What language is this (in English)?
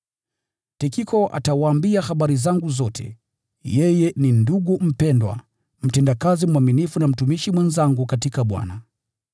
Swahili